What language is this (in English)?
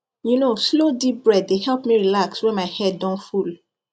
Nigerian Pidgin